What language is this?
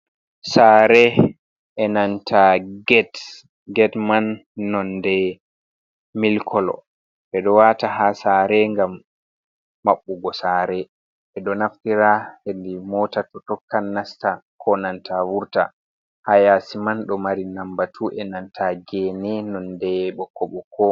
Fula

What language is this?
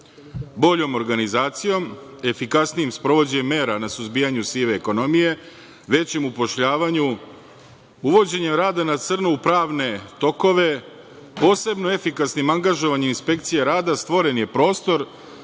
Serbian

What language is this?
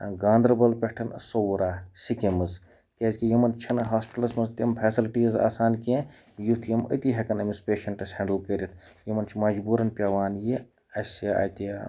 Kashmiri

